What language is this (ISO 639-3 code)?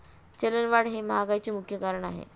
mar